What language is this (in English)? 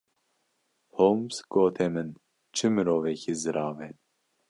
Kurdish